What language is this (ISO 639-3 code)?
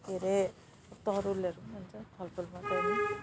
nep